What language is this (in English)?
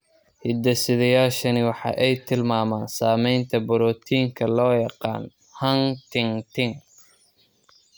Somali